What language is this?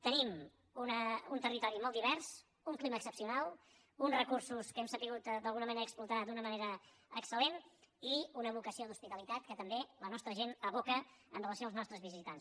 Catalan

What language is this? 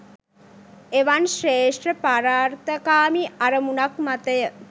Sinhala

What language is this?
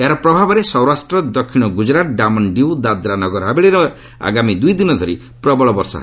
Odia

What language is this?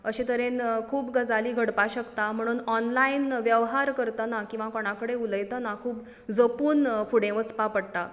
Konkani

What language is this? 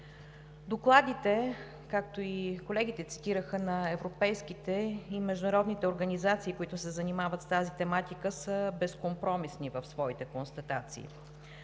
Bulgarian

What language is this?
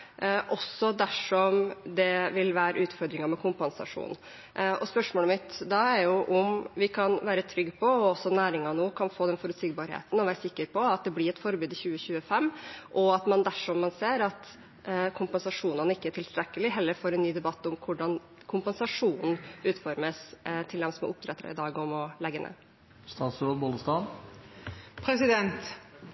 Norwegian Bokmål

